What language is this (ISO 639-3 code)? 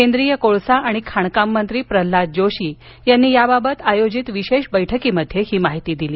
mar